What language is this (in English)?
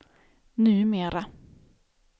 Swedish